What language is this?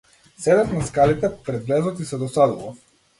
Macedonian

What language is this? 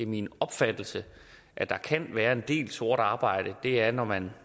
Danish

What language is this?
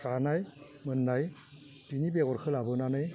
Bodo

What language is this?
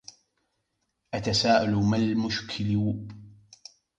Arabic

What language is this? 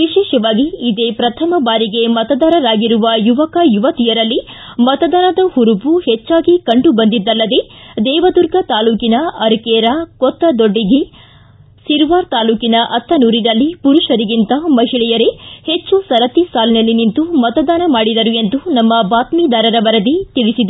Kannada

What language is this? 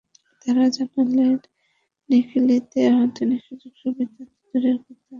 Bangla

